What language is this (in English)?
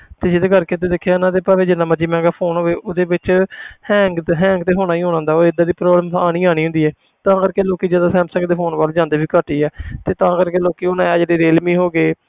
Punjabi